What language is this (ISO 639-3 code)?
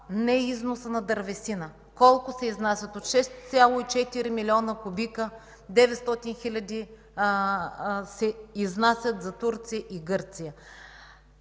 bul